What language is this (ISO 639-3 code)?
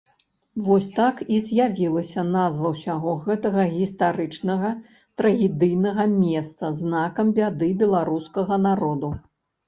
bel